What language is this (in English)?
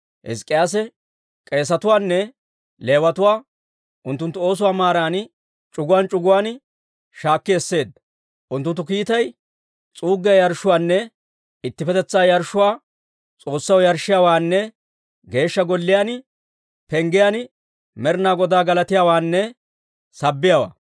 Dawro